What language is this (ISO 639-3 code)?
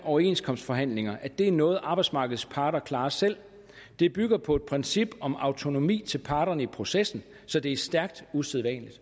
dan